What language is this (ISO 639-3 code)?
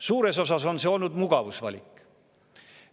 est